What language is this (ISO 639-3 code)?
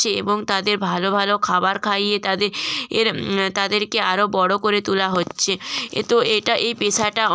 ben